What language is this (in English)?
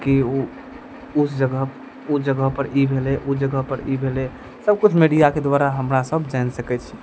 Maithili